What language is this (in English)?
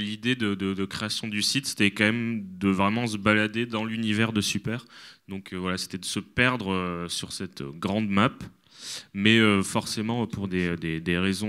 French